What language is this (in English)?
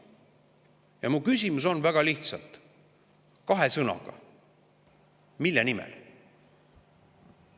Estonian